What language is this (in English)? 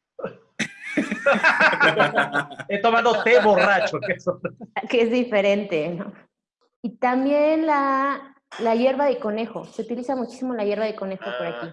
Spanish